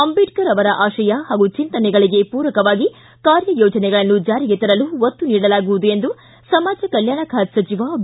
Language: Kannada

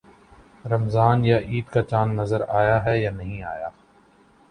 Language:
Urdu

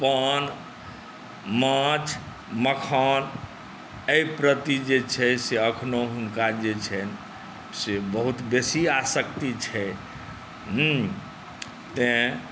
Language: Maithili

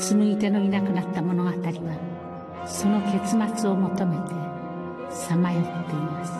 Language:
Japanese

